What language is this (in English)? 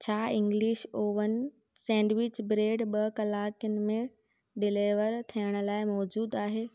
Sindhi